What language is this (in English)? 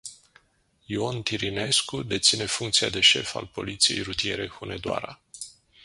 Romanian